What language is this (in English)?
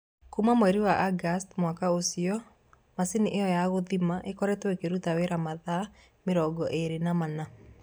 Kikuyu